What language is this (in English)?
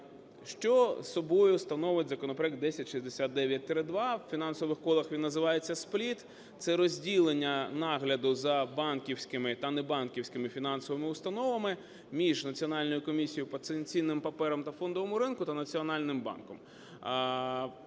Ukrainian